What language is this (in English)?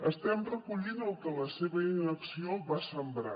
Catalan